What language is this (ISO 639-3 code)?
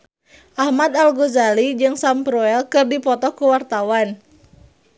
sun